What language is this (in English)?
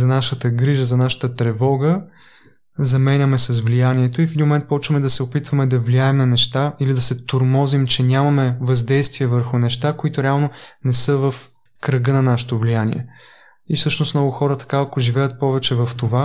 Bulgarian